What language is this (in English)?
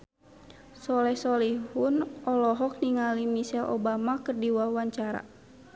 Sundanese